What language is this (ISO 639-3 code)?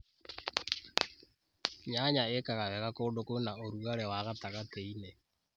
kik